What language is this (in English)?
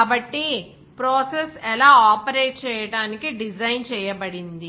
Telugu